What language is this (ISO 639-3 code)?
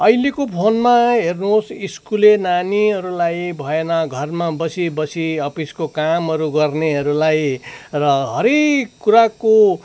nep